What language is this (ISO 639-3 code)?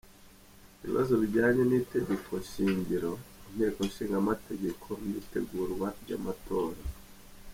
kin